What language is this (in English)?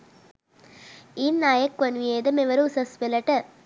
Sinhala